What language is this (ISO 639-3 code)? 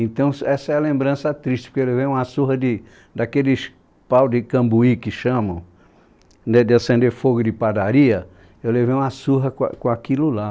por